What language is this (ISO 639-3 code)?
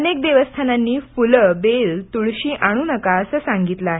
mar